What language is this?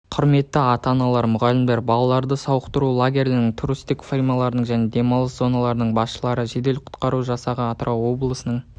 Kazakh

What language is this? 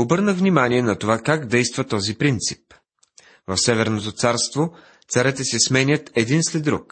Bulgarian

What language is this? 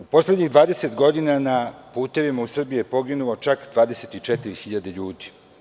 Serbian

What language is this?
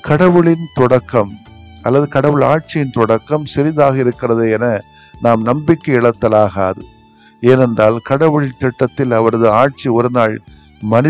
Tamil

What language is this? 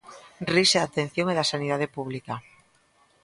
Galician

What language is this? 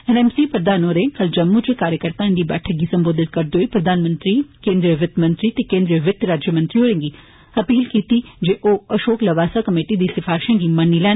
Dogri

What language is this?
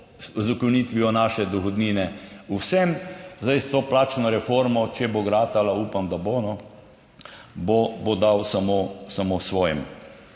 Slovenian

